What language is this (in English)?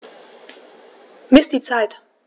German